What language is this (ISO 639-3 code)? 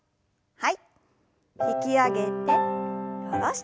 jpn